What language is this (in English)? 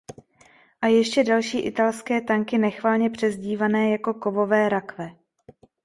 Czech